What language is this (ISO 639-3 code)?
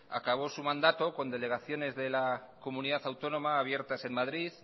spa